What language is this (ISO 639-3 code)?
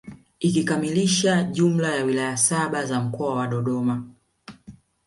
swa